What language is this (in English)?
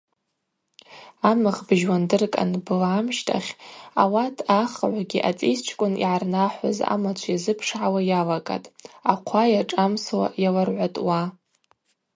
Abaza